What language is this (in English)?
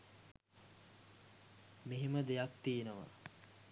Sinhala